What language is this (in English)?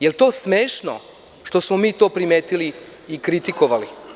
Serbian